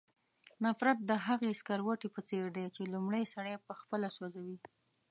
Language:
Pashto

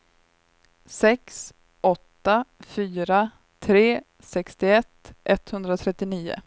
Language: Swedish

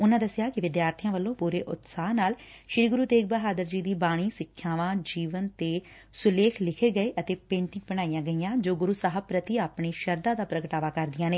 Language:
Punjabi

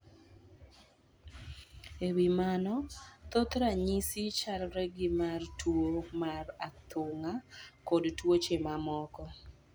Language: Luo (Kenya and Tanzania)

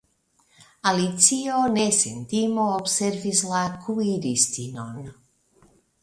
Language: Esperanto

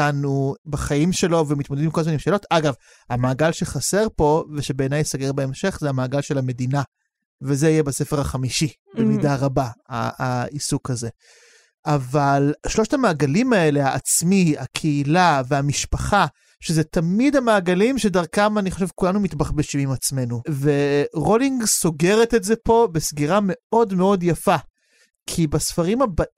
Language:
Hebrew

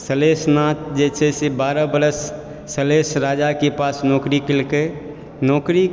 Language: Maithili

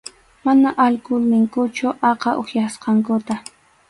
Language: Arequipa-La Unión Quechua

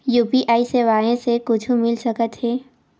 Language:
Chhattisgarhi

